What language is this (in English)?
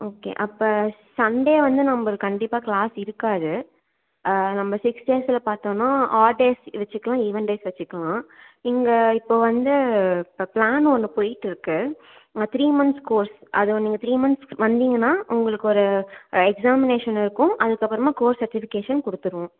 Tamil